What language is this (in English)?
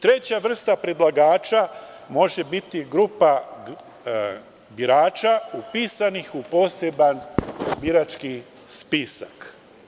Serbian